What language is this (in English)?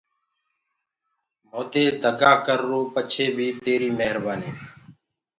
Gurgula